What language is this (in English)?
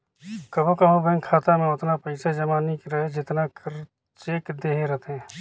Chhattisgarhi